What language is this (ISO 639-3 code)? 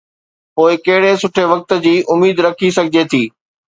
snd